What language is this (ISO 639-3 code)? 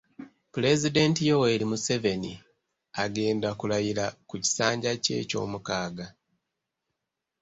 lug